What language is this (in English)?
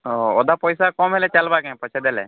Odia